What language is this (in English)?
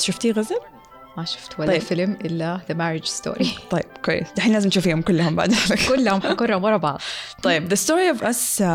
Arabic